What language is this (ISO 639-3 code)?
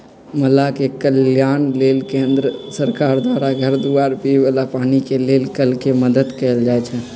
mag